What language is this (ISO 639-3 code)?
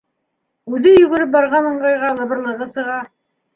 bak